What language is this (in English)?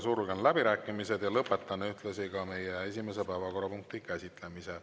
Estonian